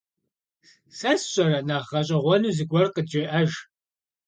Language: Kabardian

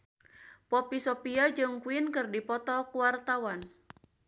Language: Sundanese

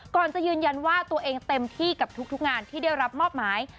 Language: Thai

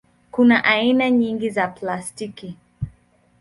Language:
Swahili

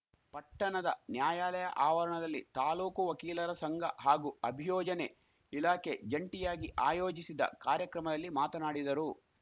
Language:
Kannada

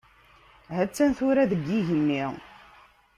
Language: Kabyle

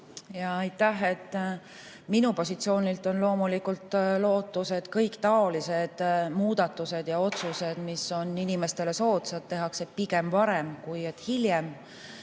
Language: Estonian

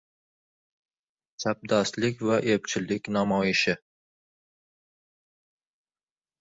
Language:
Uzbek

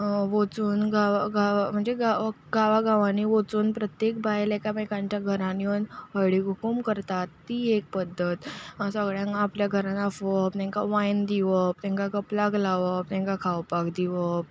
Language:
Konkani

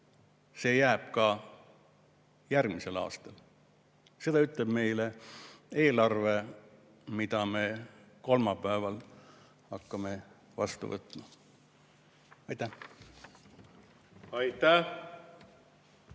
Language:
Estonian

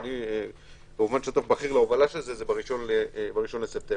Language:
Hebrew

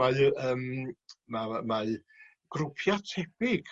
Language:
Welsh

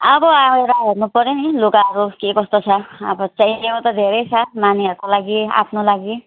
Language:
Nepali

